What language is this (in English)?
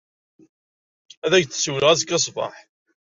Kabyle